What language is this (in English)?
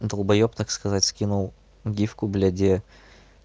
Russian